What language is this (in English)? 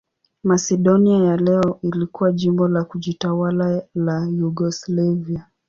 Swahili